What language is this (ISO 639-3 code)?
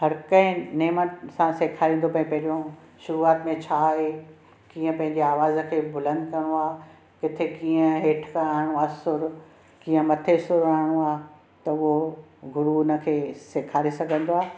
snd